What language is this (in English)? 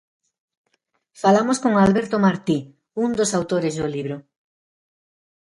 Galician